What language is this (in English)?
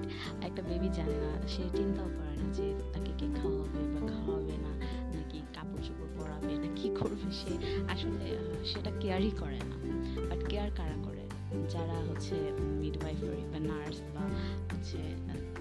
Bangla